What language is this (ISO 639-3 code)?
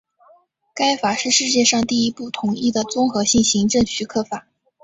zho